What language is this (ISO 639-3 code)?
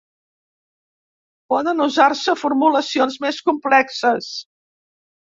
cat